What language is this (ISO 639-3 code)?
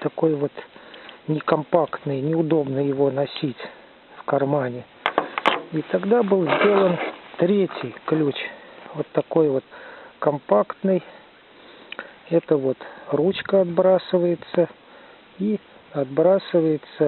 rus